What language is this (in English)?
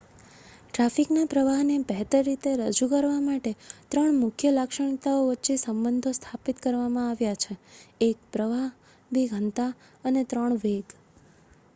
Gujarati